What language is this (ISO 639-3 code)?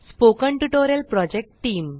mar